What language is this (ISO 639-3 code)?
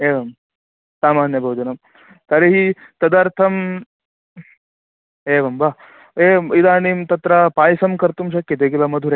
san